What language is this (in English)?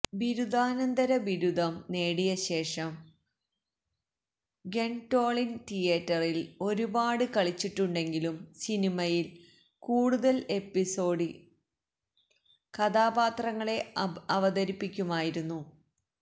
Malayalam